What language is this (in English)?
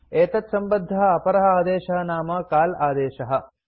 Sanskrit